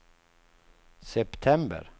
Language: Swedish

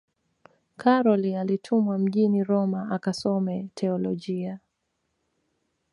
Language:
Swahili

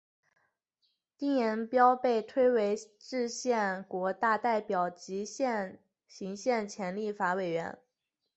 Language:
Chinese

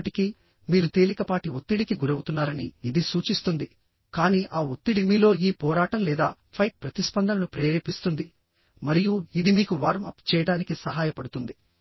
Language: Telugu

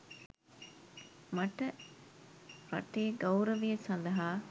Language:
Sinhala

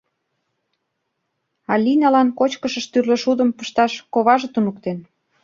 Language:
Mari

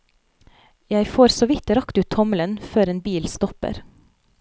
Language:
Norwegian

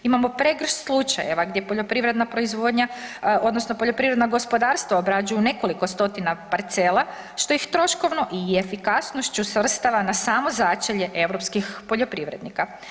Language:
Croatian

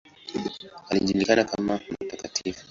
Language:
Swahili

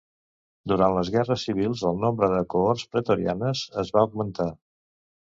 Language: Catalan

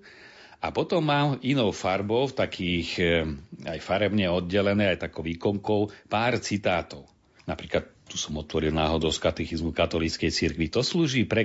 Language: Slovak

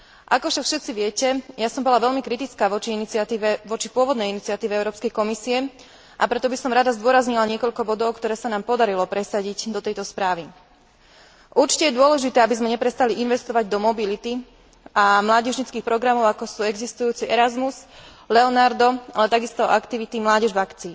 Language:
Slovak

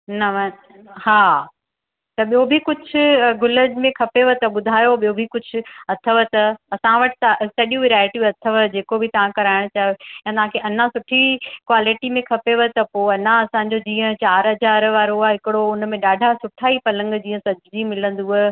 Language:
Sindhi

